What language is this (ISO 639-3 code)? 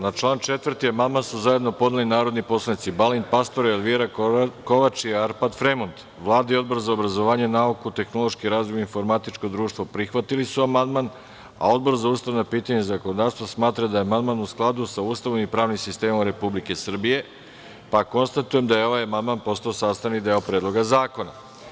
srp